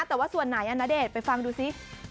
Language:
Thai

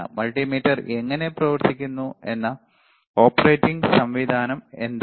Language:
Malayalam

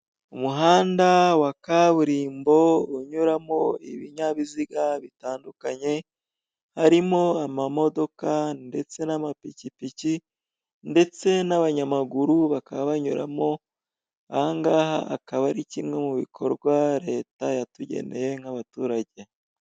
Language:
Kinyarwanda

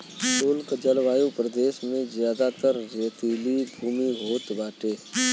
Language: Bhojpuri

